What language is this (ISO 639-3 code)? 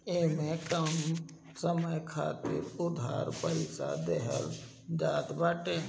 bho